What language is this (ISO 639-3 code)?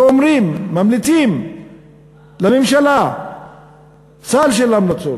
heb